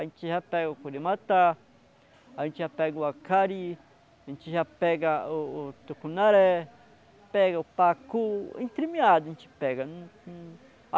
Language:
Portuguese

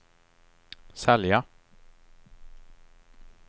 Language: Swedish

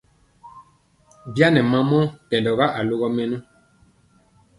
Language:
Mpiemo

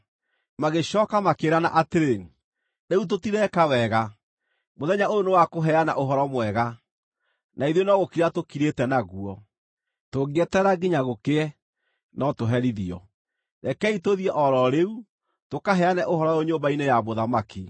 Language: Kikuyu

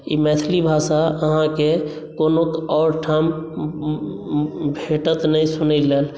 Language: Maithili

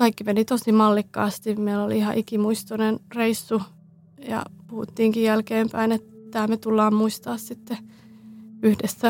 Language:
Finnish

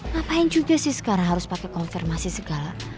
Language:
Indonesian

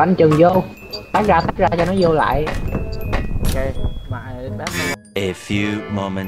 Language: Vietnamese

